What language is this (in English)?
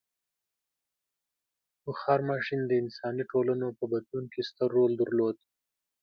Pashto